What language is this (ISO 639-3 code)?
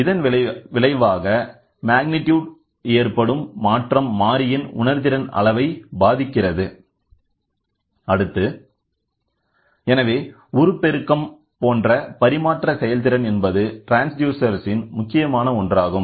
tam